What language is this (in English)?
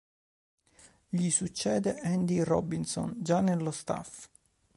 Italian